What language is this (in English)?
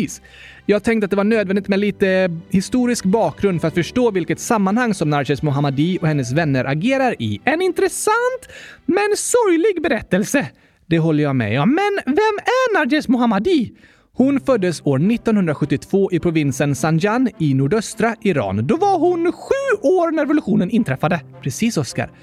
Swedish